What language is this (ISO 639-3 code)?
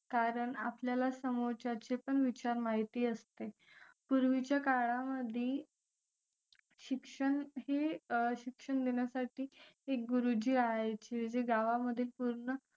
mar